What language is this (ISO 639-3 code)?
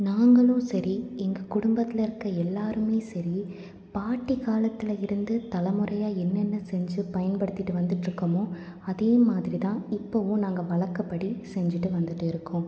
tam